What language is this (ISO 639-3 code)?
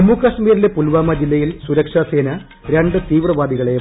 mal